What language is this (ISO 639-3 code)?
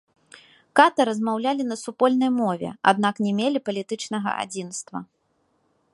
bel